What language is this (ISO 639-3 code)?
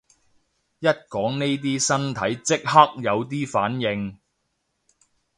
yue